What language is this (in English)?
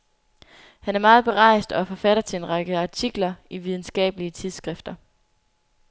Danish